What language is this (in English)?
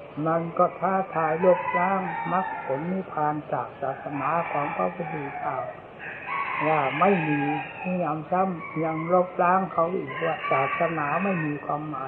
Thai